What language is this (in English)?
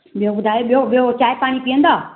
Sindhi